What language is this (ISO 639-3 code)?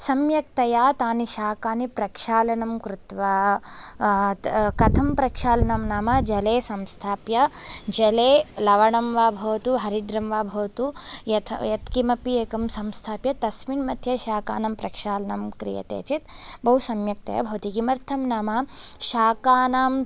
san